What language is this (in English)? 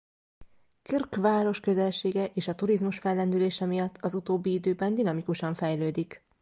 Hungarian